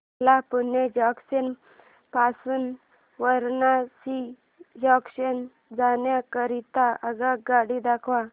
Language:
Marathi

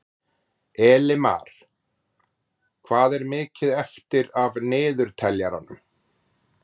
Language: Icelandic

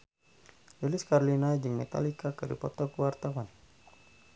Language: Sundanese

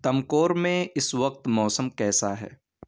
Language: Urdu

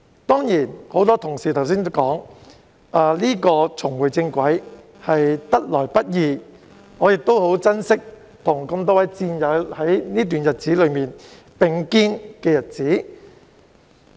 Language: Cantonese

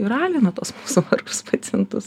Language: Lithuanian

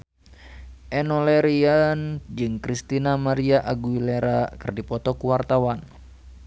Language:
Sundanese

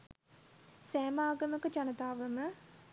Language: Sinhala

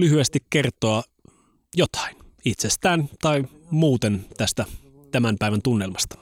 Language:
Finnish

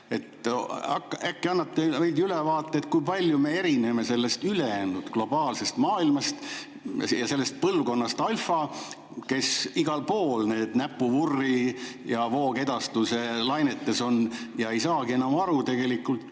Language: Estonian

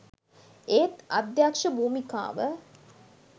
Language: Sinhala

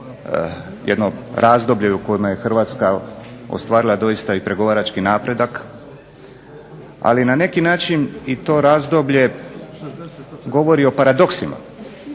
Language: Croatian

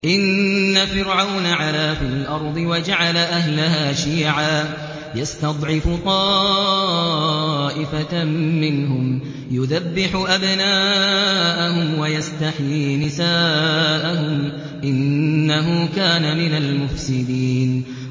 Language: Arabic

